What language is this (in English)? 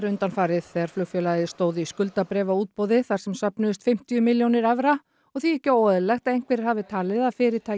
Icelandic